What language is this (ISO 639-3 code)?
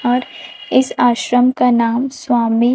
hin